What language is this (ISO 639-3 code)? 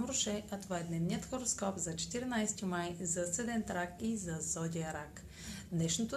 bul